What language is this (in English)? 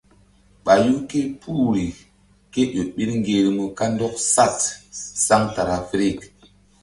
Mbum